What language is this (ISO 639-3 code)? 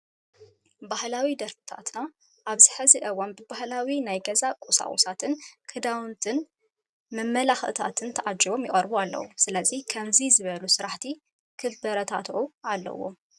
tir